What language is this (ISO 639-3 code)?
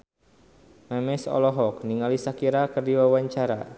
sun